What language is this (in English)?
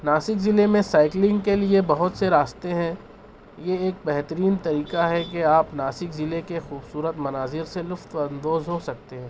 Urdu